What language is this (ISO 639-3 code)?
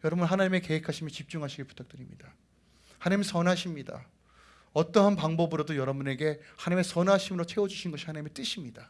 kor